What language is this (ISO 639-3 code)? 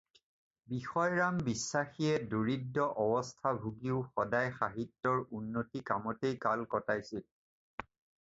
asm